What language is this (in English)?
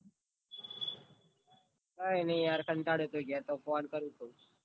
Gujarati